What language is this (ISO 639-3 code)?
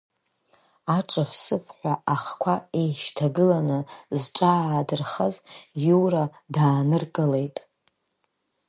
abk